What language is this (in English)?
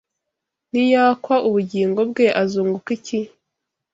Kinyarwanda